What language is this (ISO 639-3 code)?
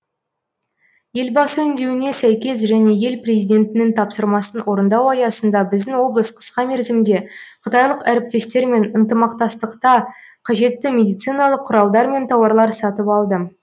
kaz